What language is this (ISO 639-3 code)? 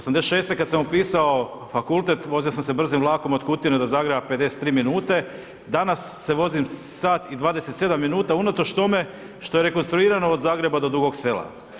hrv